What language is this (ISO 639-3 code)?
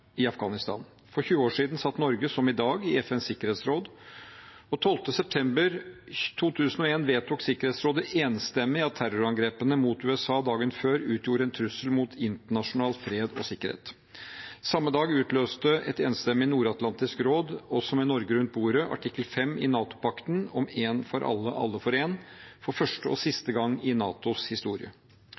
nob